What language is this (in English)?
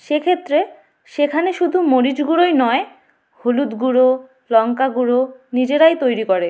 Bangla